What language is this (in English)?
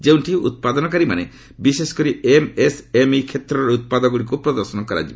Odia